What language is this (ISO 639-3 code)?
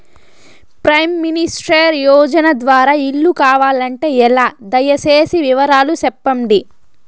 tel